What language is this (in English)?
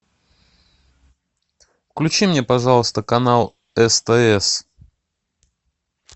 Russian